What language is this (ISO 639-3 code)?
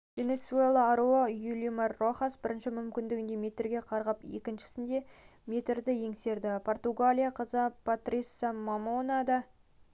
kaz